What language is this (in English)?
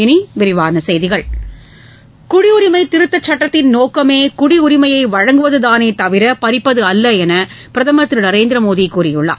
Tamil